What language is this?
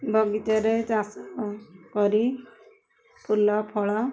Odia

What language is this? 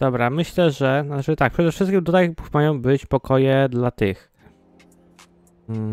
Polish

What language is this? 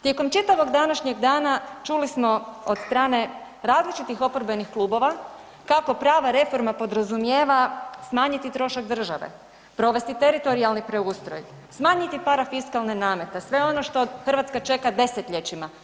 Croatian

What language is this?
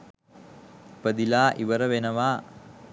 Sinhala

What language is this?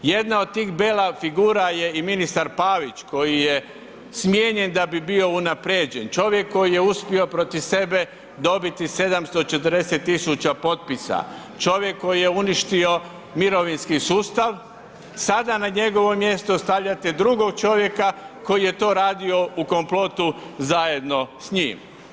Croatian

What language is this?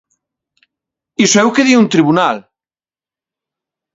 Galician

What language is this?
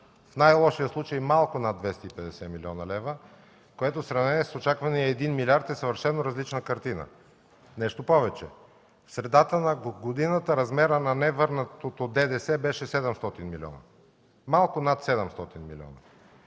Bulgarian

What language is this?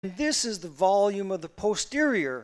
Hebrew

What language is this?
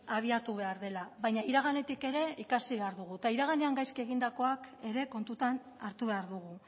Basque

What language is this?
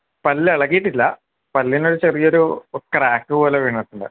Malayalam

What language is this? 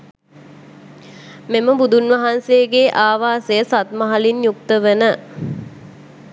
Sinhala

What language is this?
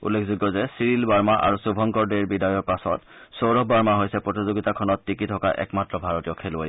Assamese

